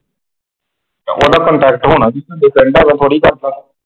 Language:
Punjabi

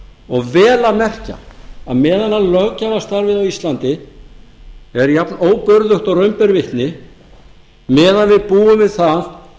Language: Icelandic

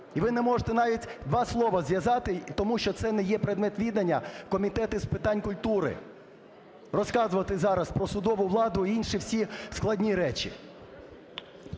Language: Ukrainian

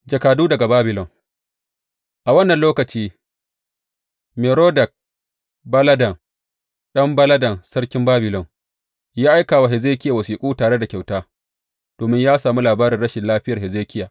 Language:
Hausa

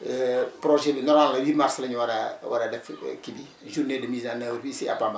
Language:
Wolof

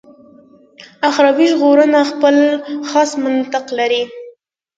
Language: Pashto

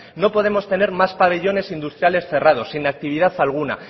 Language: Spanish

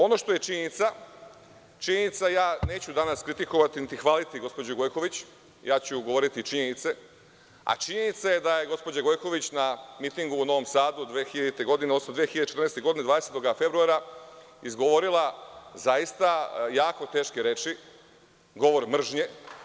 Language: Serbian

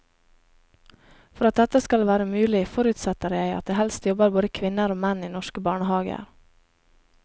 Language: Norwegian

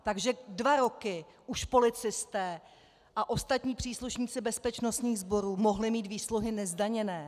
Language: Czech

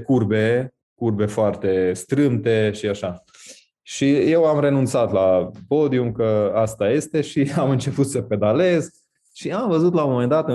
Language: Romanian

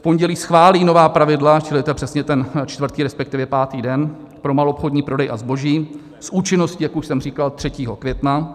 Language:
Czech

